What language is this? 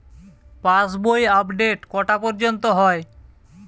Bangla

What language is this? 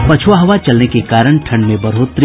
Hindi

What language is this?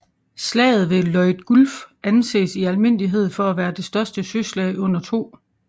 Danish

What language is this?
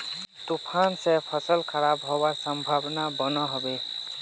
Magahi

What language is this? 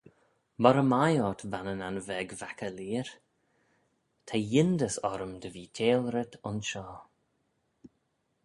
Manx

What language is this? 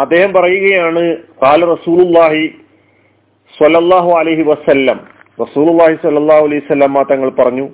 Malayalam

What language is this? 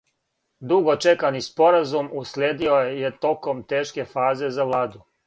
Serbian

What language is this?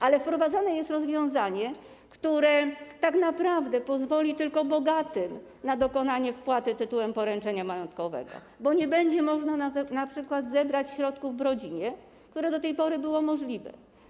Polish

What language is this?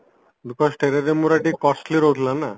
Odia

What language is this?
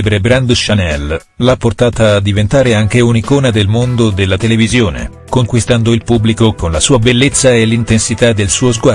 Italian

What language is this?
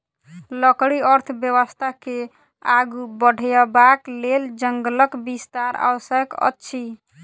Maithili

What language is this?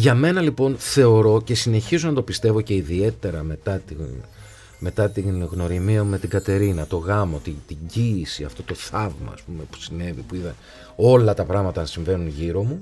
Greek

